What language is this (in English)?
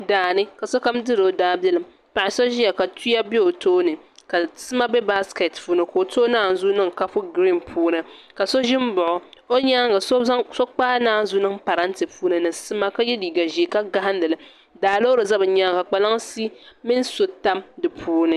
Dagbani